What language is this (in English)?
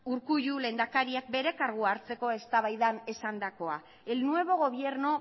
Basque